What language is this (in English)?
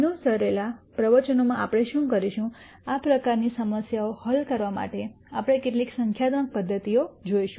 Gujarati